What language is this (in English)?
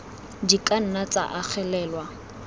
Tswana